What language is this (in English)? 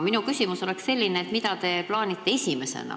Estonian